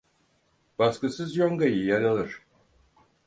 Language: Turkish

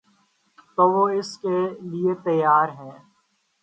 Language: Urdu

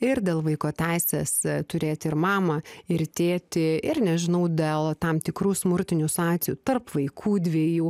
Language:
Lithuanian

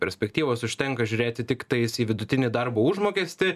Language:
Lithuanian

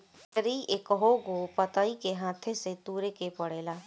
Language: Bhojpuri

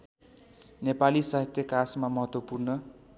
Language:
Nepali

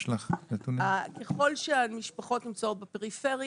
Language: Hebrew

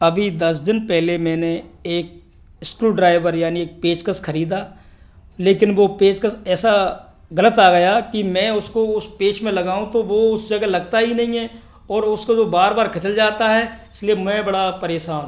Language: Hindi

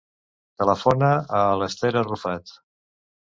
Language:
Catalan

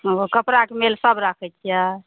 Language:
Maithili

